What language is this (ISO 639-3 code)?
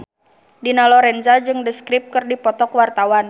sun